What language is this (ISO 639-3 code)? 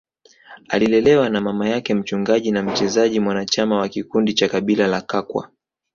swa